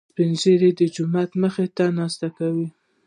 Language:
Pashto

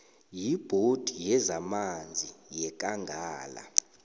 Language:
South Ndebele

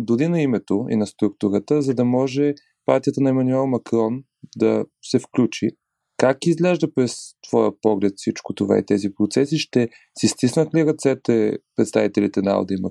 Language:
Bulgarian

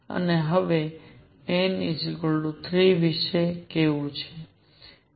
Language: Gujarati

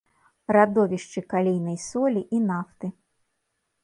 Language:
Belarusian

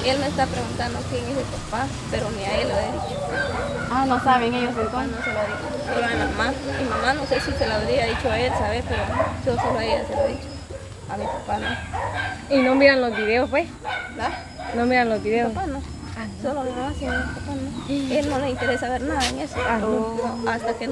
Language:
Spanish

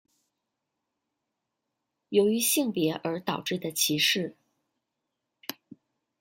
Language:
Chinese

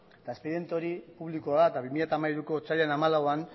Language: Basque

